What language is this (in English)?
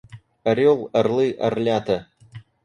Russian